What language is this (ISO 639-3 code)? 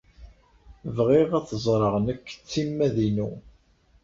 kab